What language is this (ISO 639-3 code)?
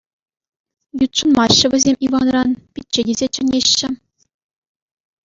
chv